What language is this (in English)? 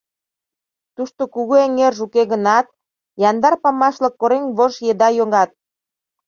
Mari